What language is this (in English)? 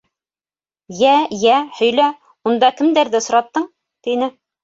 Bashkir